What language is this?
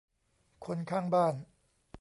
Thai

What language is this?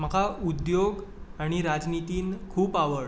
Konkani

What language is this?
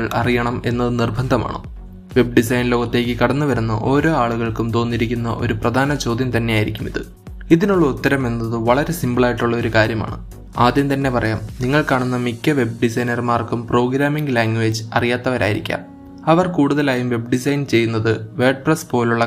Malayalam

